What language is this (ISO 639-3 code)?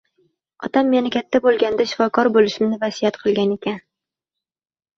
uzb